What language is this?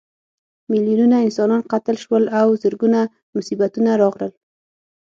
Pashto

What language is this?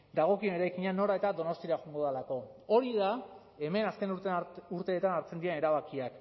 Basque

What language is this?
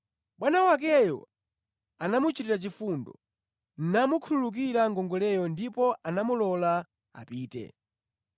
Nyanja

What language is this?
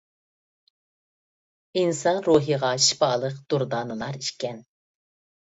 Uyghur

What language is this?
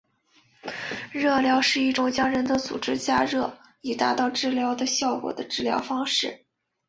Chinese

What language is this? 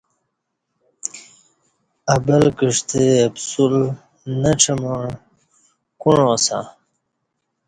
Kati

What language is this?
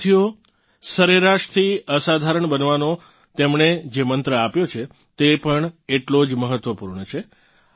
Gujarati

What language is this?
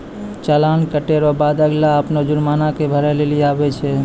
Maithili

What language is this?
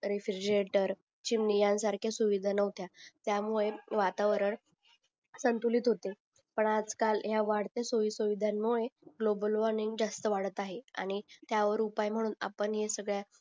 Marathi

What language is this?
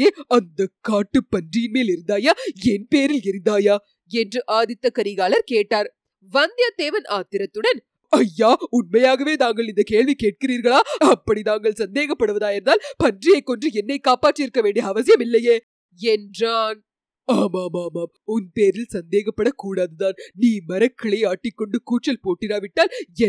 Tamil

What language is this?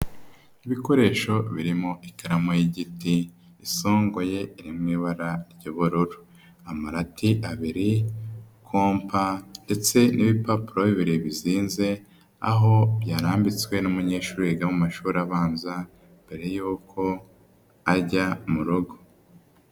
Kinyarwanda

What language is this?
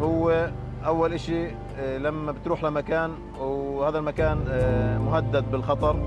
Arabic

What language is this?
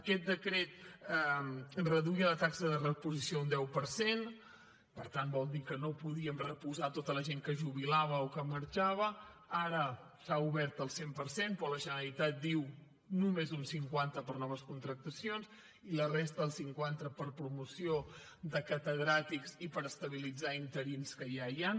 Catalan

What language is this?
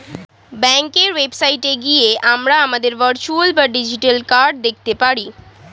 Bangla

